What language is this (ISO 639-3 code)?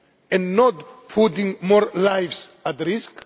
eng